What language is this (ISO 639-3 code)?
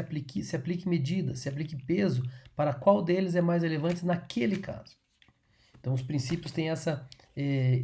por